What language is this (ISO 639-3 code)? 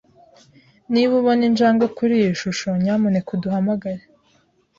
kin